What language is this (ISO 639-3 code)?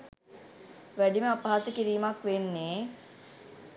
sin